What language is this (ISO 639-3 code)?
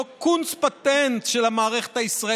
heb